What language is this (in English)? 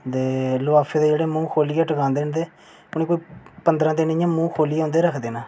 Dogri